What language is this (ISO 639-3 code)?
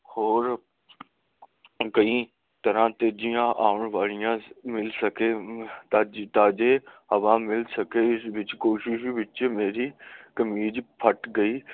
pan